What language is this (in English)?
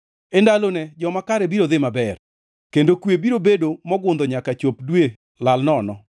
Luo (Kenya and Tanzania)